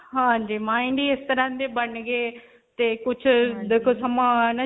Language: Punjabi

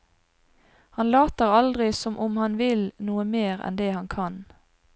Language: Norwegian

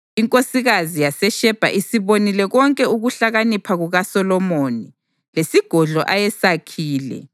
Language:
North Ndebele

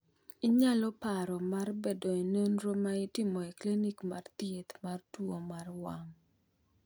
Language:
Luo (Kenya and Tanzania)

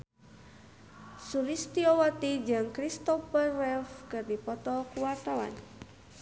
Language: Sundanese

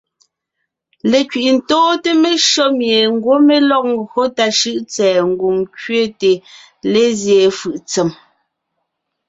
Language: Ngiemboon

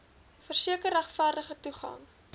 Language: Afrikaans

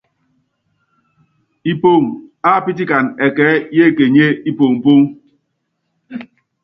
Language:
Yangben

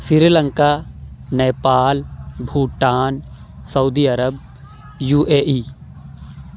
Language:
Urdu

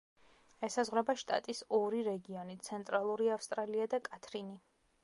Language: Georgian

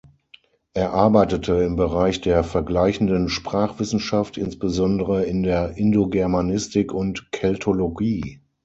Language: German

